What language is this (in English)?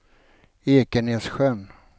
Swedish